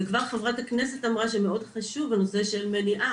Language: Hebrew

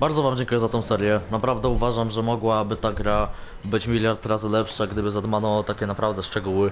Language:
Polish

